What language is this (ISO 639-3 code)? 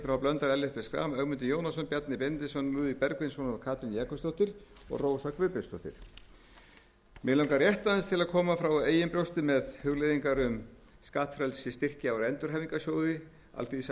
isl